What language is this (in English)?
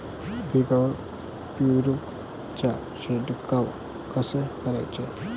Marathi